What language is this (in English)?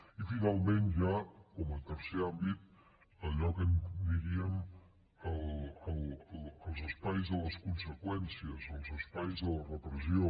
Catalan